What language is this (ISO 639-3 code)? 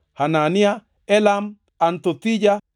luo